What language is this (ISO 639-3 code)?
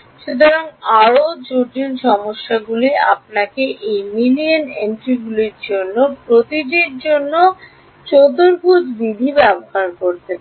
ben